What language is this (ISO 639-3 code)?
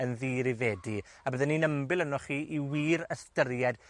cym